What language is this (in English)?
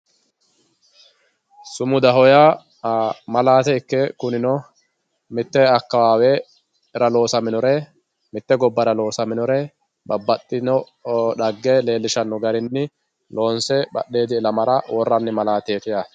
Sidamo